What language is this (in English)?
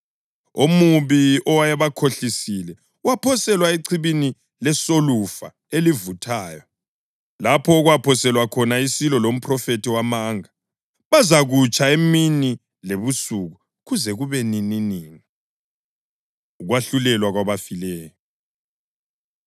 North Ndebele